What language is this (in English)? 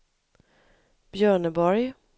Swedish